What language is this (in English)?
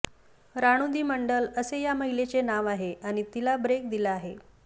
Marathi